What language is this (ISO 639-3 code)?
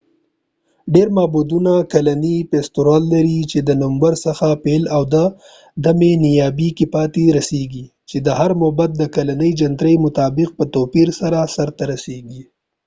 pus